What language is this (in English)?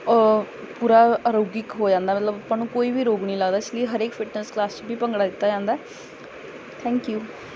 Punjabi